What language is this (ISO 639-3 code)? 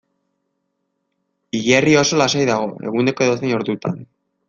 eus